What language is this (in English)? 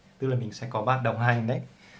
Vietnamese